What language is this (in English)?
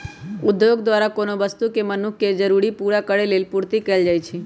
Magahi